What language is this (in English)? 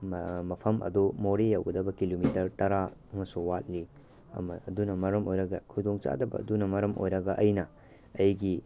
Manipuri